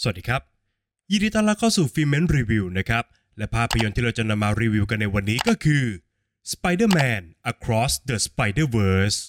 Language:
Thai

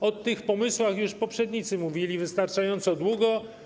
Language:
Polish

